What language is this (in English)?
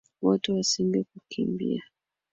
Swahili